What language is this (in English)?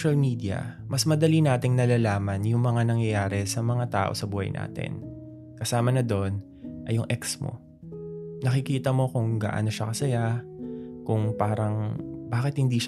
Filipino